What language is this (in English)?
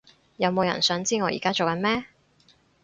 Cantonese